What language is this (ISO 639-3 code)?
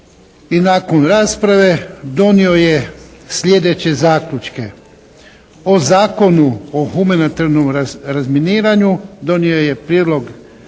hrv